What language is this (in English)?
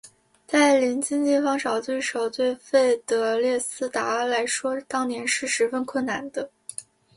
Chinese